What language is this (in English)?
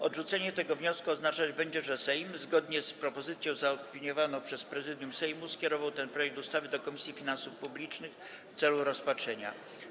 Polish